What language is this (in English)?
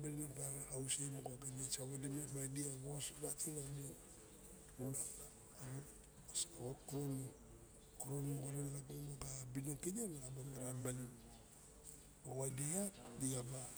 Barok